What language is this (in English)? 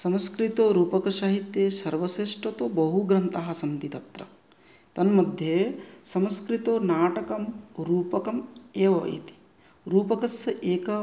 Sanskrit